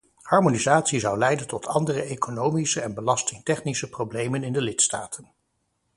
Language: Dutch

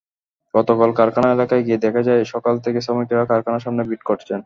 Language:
Bangla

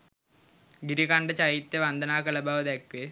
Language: Sinhala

